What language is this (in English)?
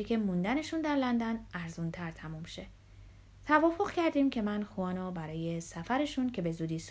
Persian